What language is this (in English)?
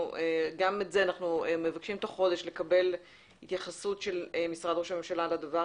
Hebrew